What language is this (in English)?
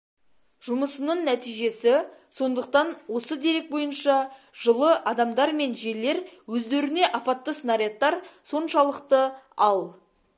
Kazakh